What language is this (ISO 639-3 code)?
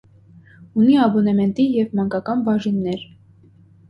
hye